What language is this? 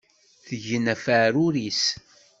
Kabyle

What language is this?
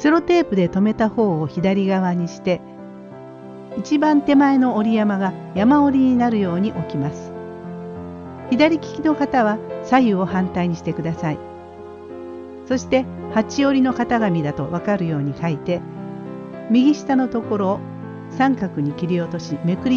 Japanese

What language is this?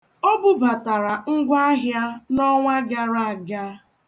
Igbo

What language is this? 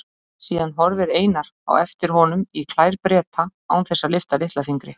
Icelandic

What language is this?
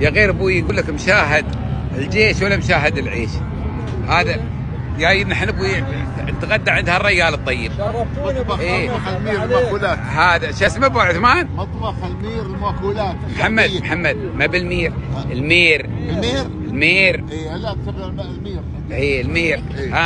Arabic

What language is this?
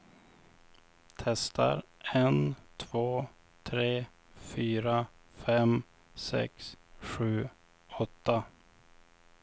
Swedish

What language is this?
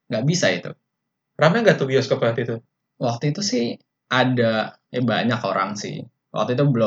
Indonesian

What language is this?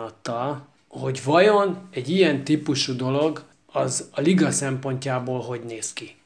Hungarian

